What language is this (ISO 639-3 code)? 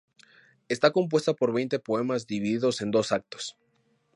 spa